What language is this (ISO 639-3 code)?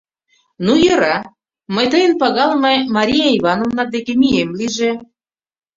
chm